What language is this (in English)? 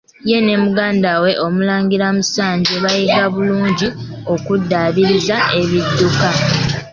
Ganda